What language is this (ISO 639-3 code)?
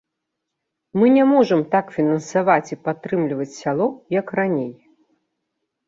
bel